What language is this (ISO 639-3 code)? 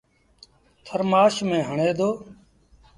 sbn